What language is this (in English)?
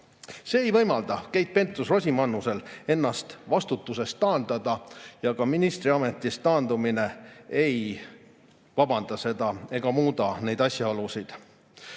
Estonian